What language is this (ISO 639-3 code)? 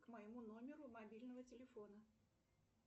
rus